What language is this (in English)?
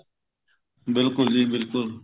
Punjabi